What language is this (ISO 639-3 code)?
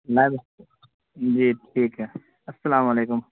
urd